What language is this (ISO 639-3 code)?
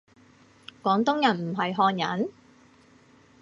yue